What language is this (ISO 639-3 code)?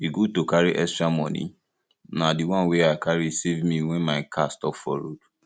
pcm